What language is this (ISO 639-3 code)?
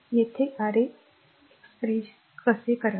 mar